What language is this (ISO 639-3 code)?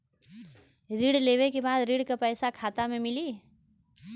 bho